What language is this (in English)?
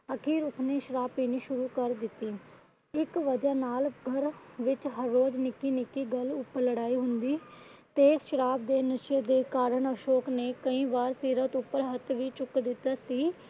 Punjabi